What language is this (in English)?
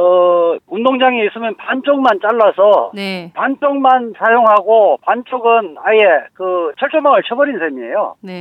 Korean